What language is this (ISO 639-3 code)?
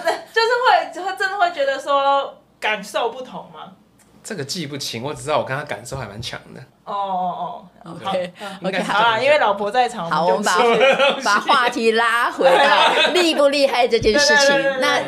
zho